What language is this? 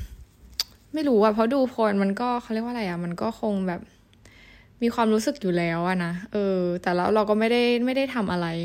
Thai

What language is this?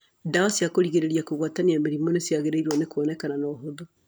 Kikuyu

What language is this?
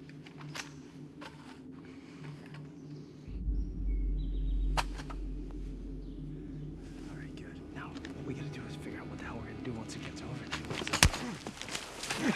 English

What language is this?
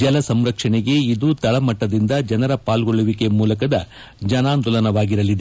Kannada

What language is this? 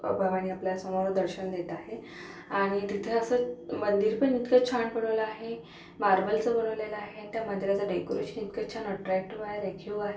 Marathi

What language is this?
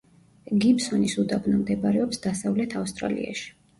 Georgian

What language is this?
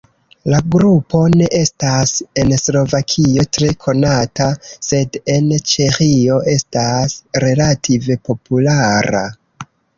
Esperanto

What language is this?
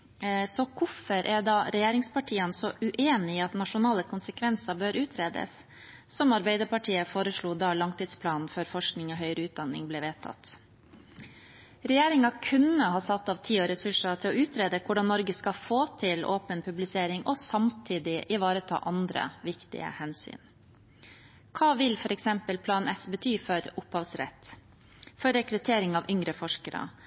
Norwegian Bokmål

